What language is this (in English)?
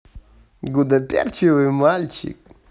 Russian